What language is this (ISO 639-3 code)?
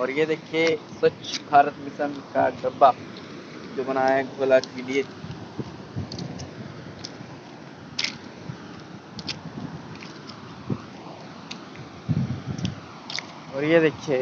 hin